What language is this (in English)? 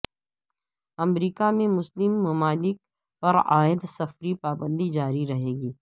Urdu